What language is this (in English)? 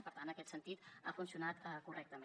Catalan